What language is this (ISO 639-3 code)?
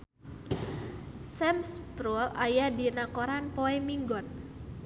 sun